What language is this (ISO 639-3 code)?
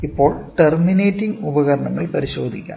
mal